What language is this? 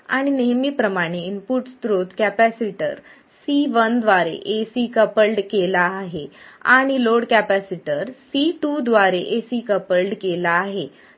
Marathi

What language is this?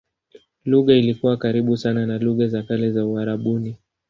Swahili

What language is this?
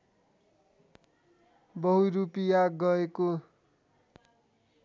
Nepali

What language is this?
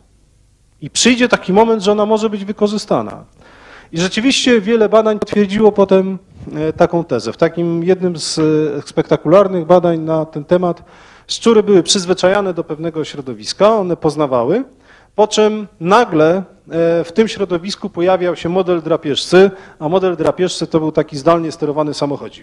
Polish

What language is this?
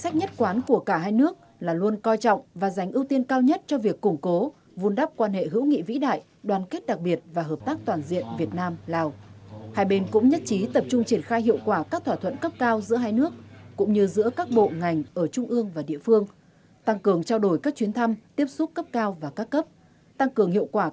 Vietnamese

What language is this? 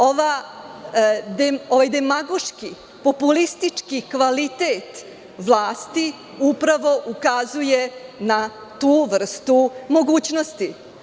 Serbian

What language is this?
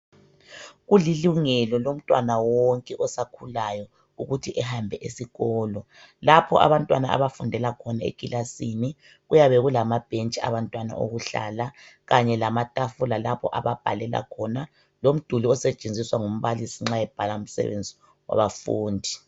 North Ndebele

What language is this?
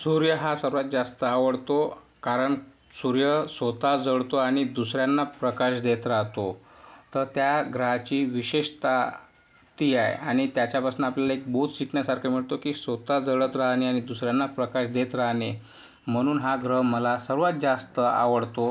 Marathi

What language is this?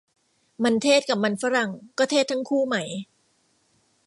Thai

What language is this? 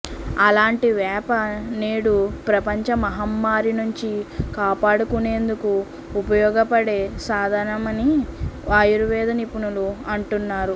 Telugu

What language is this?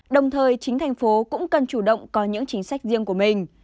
Vietnamese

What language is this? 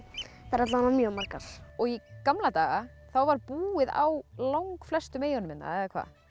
Icelandic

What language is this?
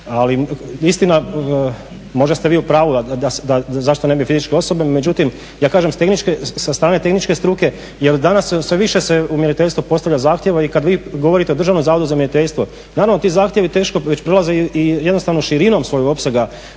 Croatian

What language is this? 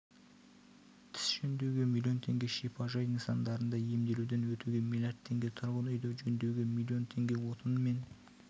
Kazakh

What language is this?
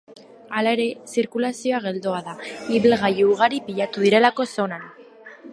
Basque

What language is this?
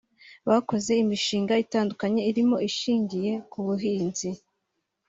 Kinyarwanda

